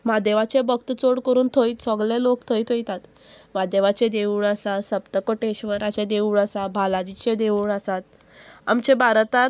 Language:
Konkani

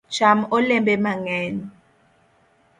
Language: Luo (Kenya and Tanzania)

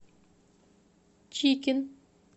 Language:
Russian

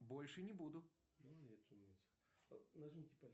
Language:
Russian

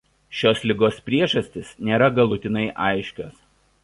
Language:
Lithuanian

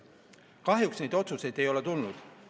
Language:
Estonian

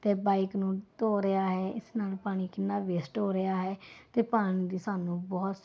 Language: Punjabi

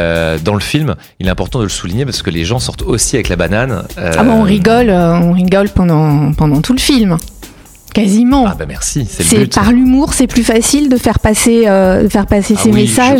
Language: French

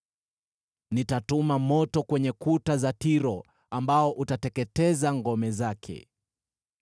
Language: Swahili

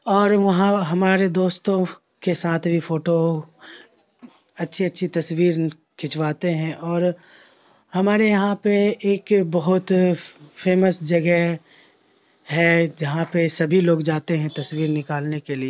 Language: Urdu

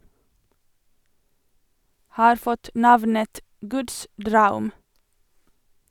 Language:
Norwegian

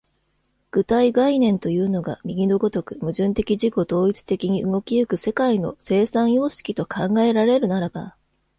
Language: Japanese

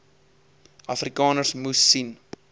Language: Afrikaans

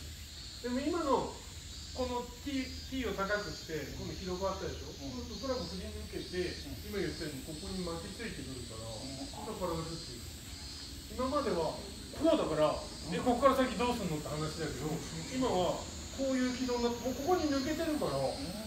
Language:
Japanese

